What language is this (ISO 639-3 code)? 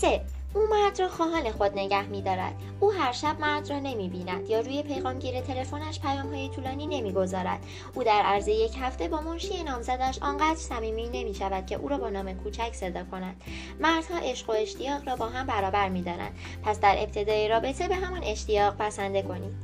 fas